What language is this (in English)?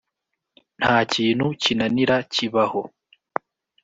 Kinyarwanda